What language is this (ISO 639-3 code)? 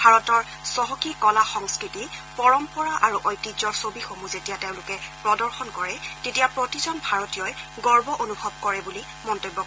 asm